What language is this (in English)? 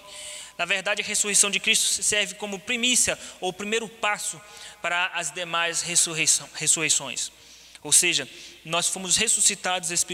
Portuguese